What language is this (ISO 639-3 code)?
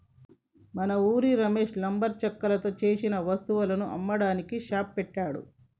tel